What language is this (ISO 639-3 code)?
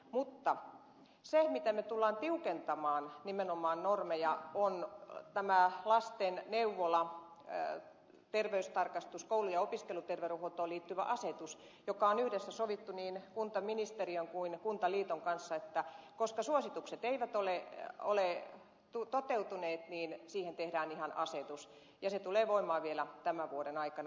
fin